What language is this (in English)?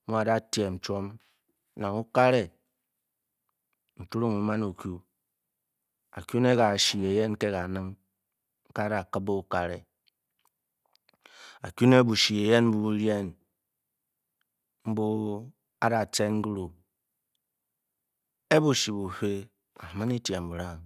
Bokyi